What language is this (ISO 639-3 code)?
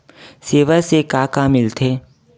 hne